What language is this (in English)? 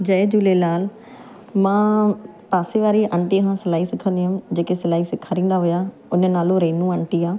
Sindhi